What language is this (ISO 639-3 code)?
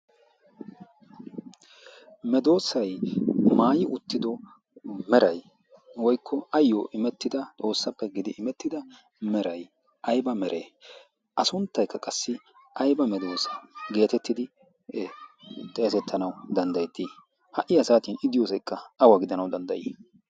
wal